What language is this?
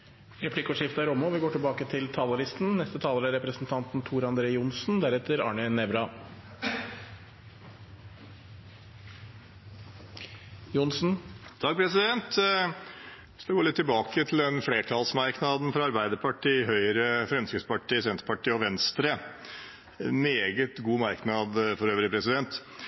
Norwegian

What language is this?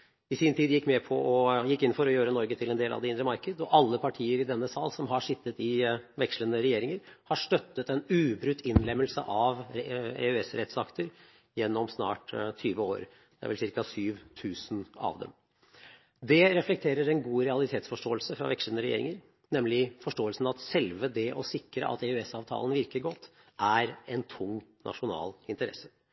Norwegian Bokmål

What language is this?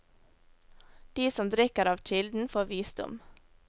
Norwegian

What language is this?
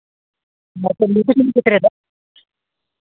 Santali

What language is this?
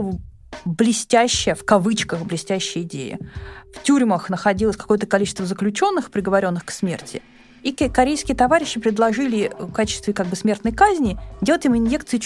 Russian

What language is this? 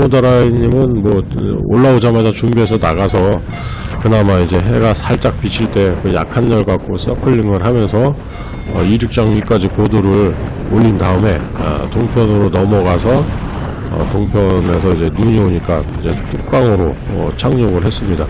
Korean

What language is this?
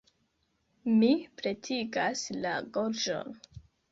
Esperanto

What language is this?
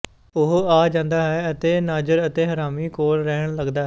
Punjabi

